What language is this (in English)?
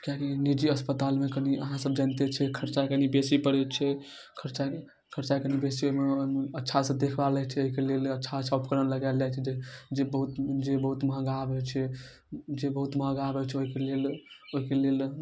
Maithili